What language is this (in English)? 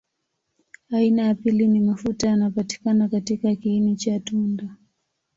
Swahili